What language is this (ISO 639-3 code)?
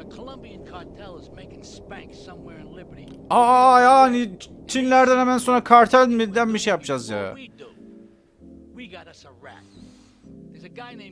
tur